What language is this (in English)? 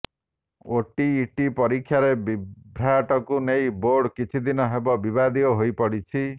Odia